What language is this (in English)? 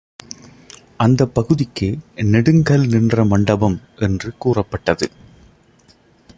Tamil